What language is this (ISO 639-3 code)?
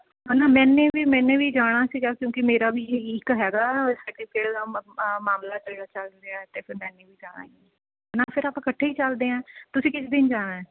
pan